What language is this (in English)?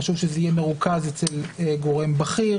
Hebrew